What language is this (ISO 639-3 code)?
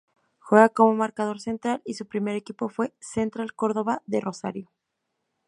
spa